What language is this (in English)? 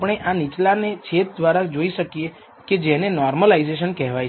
Gujarati